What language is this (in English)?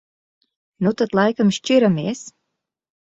Latvian